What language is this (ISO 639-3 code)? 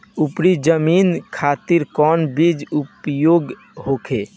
bho